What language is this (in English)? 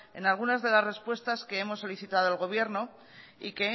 Spanish